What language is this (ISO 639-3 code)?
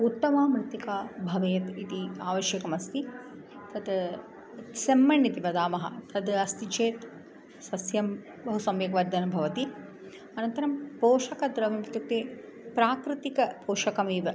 san